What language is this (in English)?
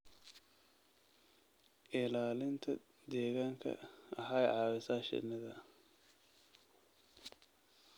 Somali